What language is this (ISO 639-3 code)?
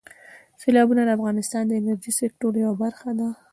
pus